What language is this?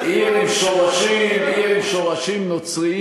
Hebrew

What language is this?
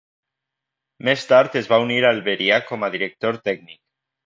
Catalan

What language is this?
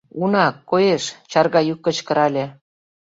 Mari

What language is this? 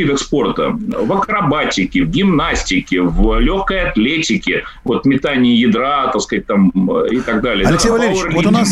Russian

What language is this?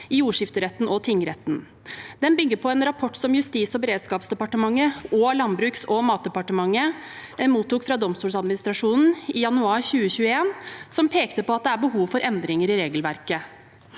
Norwegian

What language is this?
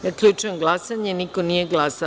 Serbian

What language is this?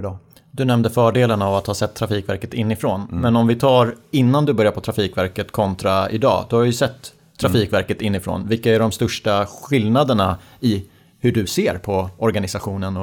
Swedish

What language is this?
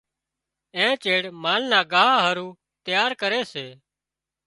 Wadiyara Koli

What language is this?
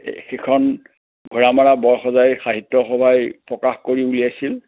Assamese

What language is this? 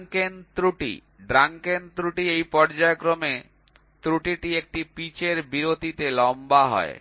Bangla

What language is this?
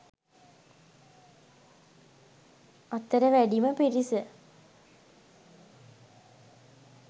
Sinhala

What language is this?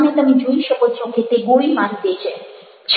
Gujarati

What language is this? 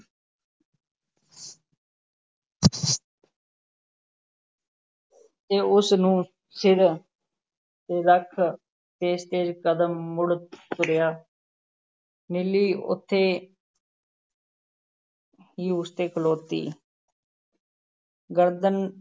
Punjabi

